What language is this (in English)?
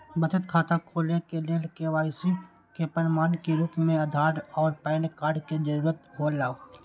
Maithili